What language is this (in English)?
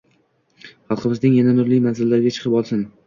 Uzbek